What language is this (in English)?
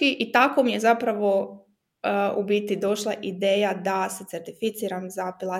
Croatian